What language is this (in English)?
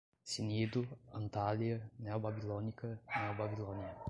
Portuguese